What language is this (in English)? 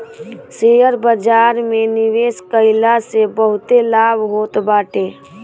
Bhojpuri